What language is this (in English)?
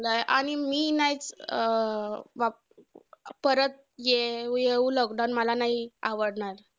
Marathi